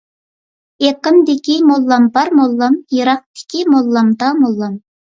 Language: Uyghur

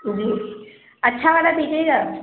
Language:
Urdu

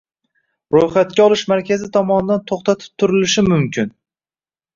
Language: Uzbek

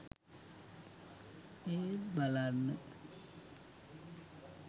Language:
Sinhala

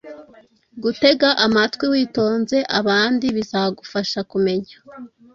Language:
Kinyarwanda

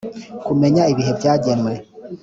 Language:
Kinyarwanda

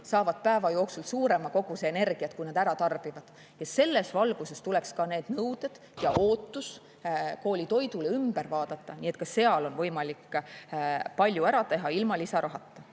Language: Estonian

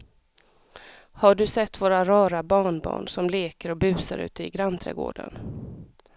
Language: Swedish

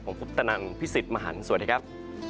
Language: Thai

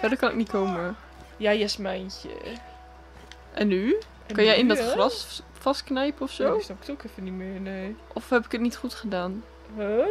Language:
Dutch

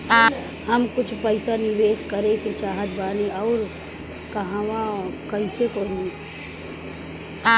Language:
Bhojpuri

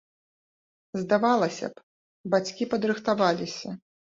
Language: Belarusian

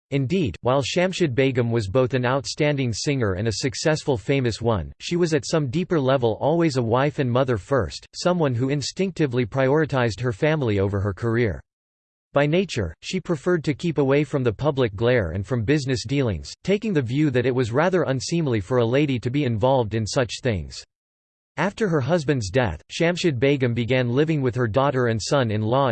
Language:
English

